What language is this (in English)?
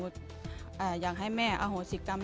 Thai